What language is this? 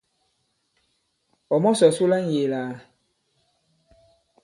Bankon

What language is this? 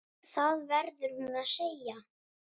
Icelandic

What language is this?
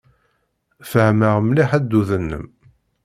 Kabyle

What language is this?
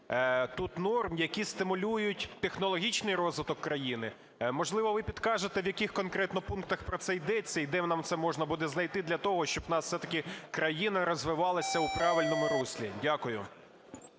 Ukrainian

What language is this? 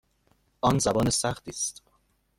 Persian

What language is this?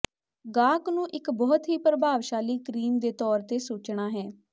Punjabi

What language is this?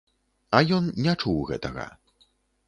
Belarusian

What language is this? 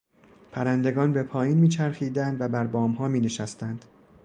Persian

